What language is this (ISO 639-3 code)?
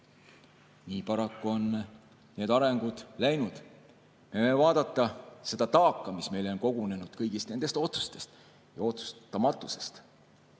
est